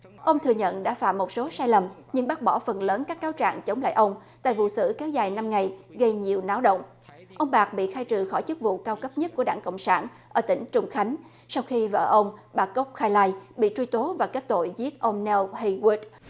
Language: Vietnamese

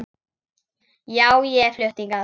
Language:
Icelandic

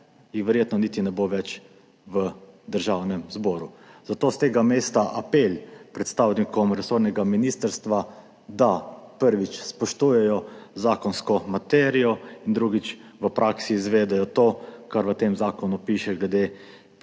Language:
Slovenian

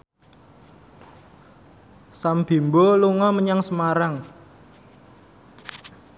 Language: Javanese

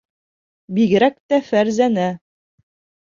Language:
Bashkir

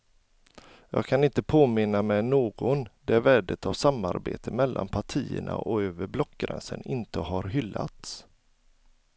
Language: Swedish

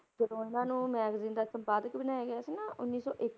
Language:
Punjabi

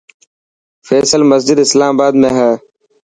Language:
Dhatki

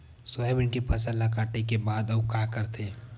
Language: Chhattisgarhi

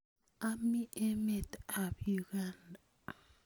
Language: Kalenjin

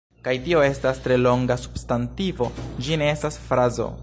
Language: Esperanto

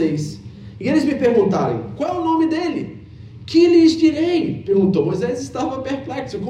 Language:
Portuguese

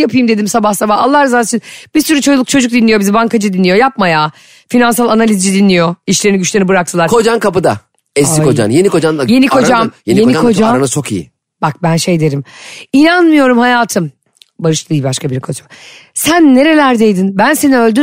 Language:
Turkish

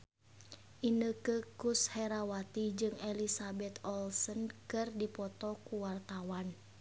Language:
Sundanese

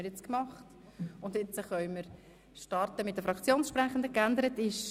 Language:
Swiss German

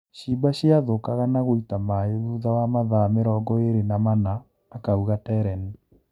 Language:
Kikuyu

